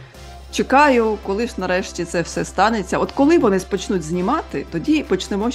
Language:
Ukrainian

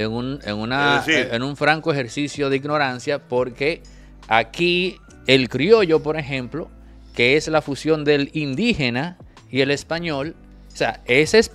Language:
Spanish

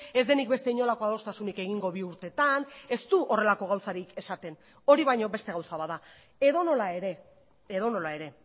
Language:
Basque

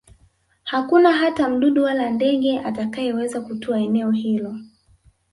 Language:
Swahili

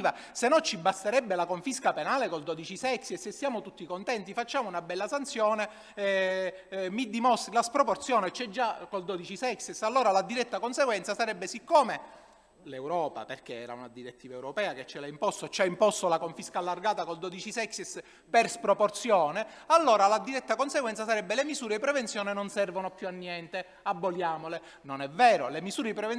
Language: Italian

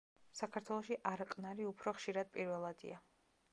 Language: Georgian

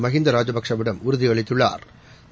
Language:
Tamil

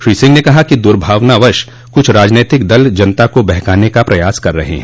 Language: Hindi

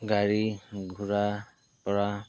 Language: Assamese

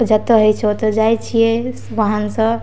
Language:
Maithili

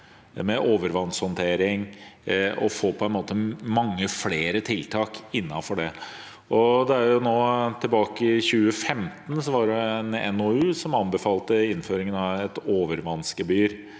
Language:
Norwegian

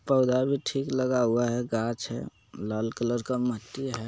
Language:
Magahi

